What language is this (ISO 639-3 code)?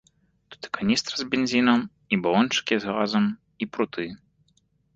bel